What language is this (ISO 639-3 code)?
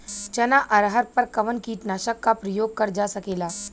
bho